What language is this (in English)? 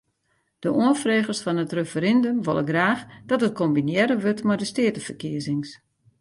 Western Frisian